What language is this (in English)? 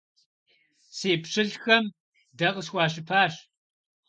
Kabardian